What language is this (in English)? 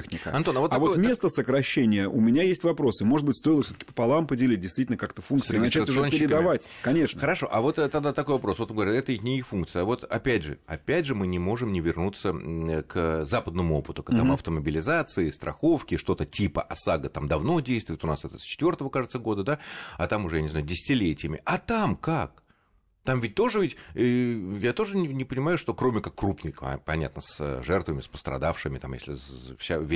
Russian